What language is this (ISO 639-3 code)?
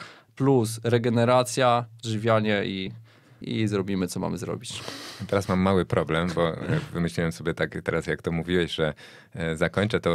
pol